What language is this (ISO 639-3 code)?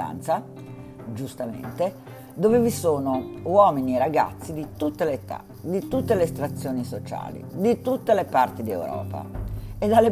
ita